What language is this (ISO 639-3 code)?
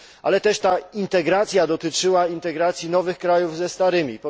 pol